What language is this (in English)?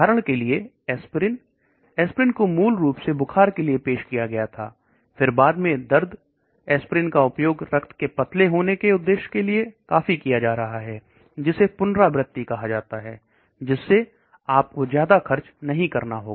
Hindi